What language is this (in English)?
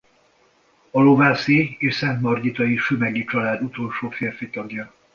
Hungarian